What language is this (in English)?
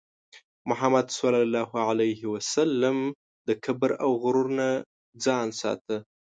Pashto